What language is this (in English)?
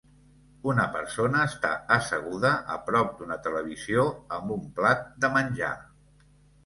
Catalan